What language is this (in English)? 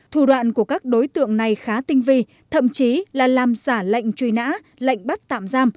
Vietnamese